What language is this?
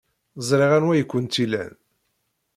Kabyle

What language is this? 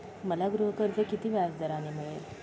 Marathi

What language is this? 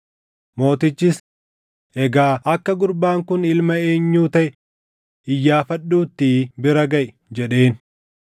Oromo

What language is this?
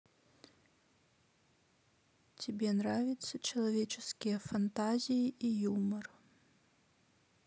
Russian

